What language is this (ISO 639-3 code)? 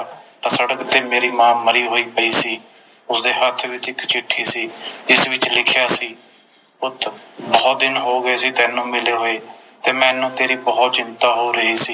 pan